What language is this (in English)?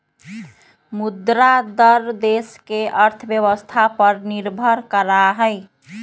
Magahi